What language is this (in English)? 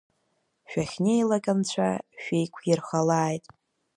Abkhazian